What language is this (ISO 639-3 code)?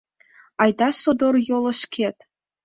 chm